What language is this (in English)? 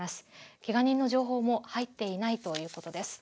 Japanese